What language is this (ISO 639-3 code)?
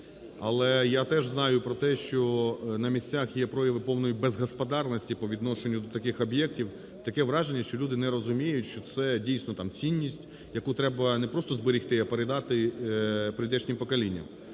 ukr